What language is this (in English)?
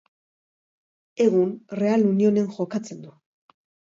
Basque